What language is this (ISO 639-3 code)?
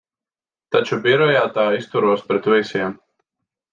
lav